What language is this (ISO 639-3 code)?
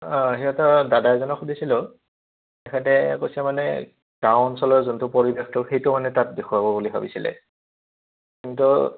asm